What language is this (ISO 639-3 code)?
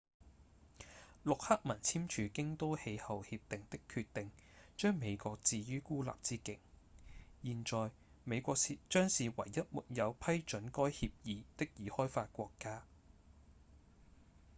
yue